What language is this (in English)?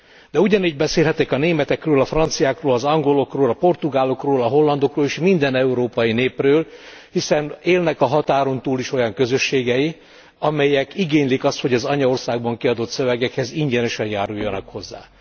Hungarian